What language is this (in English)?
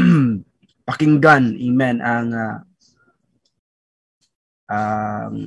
Filipino